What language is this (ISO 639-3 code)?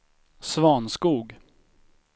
swe